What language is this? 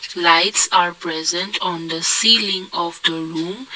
English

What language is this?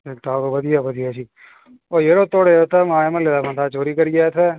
Dogri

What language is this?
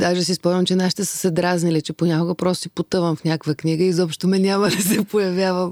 Bulgarian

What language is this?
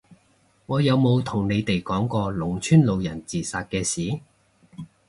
Cantonese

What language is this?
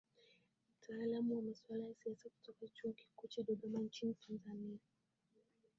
Swahili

